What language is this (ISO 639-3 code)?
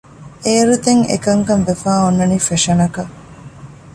div